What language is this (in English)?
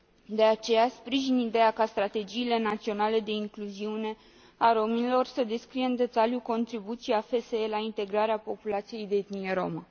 Romanian